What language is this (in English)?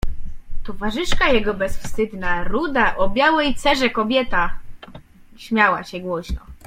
Polish